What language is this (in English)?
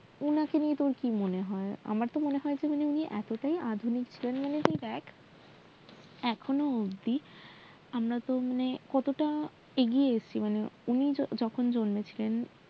Bangla